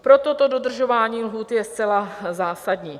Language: Czech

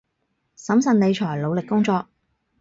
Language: Cantonese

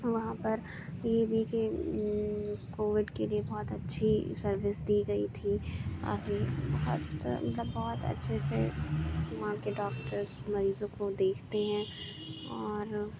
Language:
Urdu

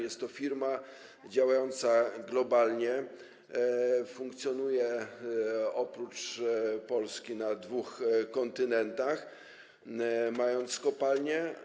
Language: Polish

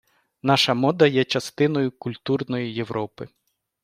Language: Ukrainian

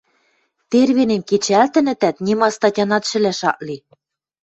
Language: Western Mari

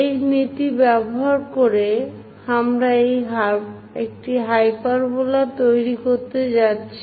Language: Bangla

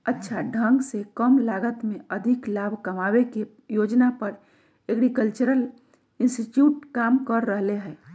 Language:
Magahi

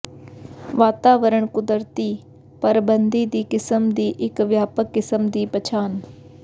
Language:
Punjabi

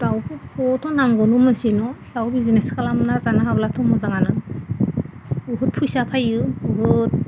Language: Bodo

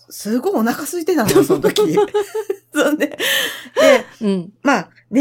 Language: Japanese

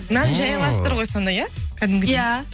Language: Kazakh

